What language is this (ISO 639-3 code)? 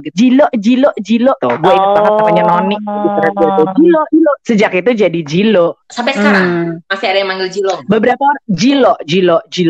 ind